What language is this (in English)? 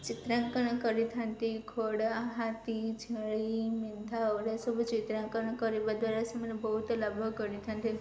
Odia